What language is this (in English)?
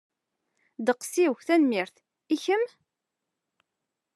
Kabyle